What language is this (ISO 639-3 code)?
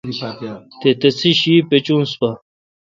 xka